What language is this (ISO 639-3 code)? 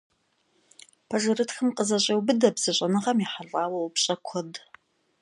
kbd